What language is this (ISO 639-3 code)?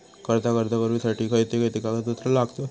mar